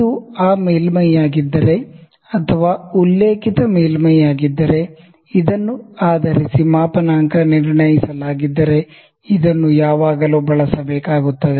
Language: Kannada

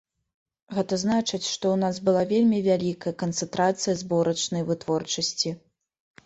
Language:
Belarusian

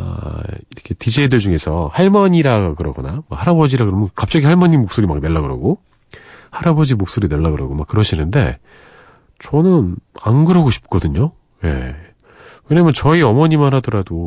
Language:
Korean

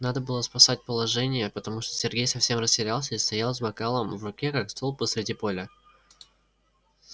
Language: Russian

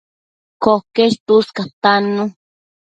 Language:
Matsés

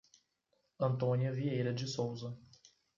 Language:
Portuguese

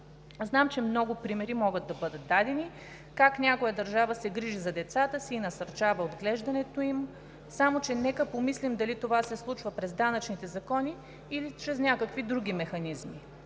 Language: Bulgarian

